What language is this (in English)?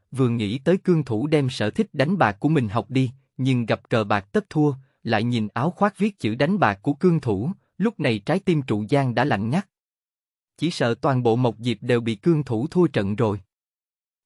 Vietnamese